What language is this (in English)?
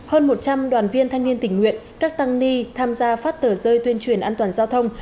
Vietnamese